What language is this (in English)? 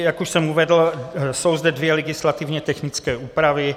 Czech